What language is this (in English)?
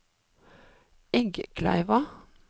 Norwegian